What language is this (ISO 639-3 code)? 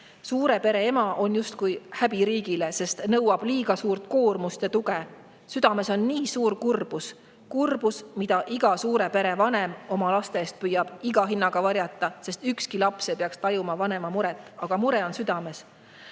est